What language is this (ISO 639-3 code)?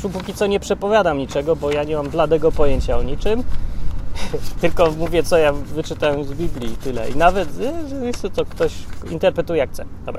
pol